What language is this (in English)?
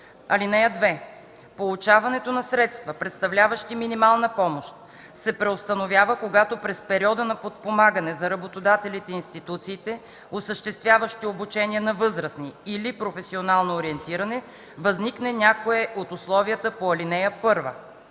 Bulgarian